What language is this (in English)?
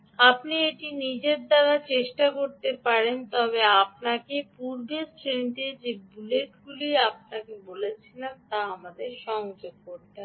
Bangla